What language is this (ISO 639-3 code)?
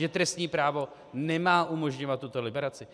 ces